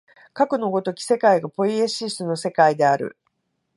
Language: Japanese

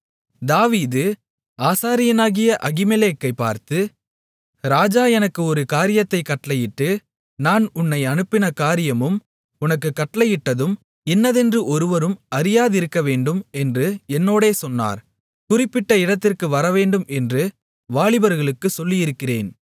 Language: Tamil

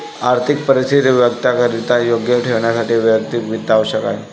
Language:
Marathi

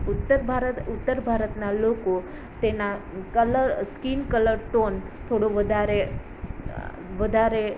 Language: Gujarati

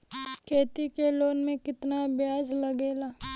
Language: Bhojpuri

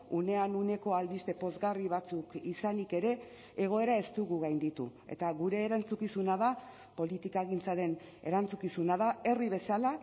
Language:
Basque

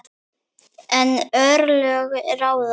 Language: Icelandic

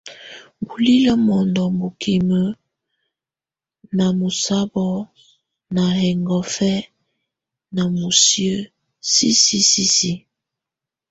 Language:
Tunen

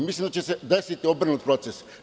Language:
Serbian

